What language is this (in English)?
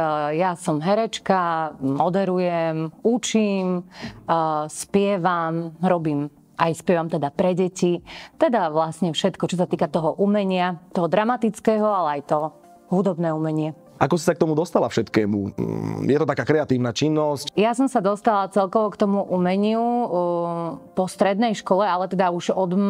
Slovak